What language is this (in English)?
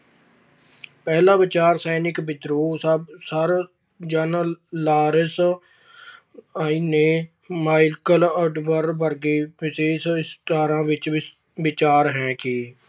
Punjabi